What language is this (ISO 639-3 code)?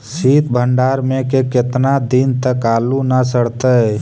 mag